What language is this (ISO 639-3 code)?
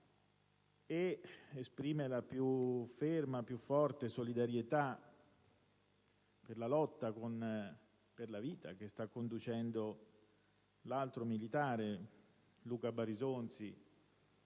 ita